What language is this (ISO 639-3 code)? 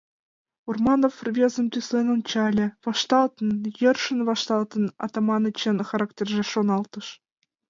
chm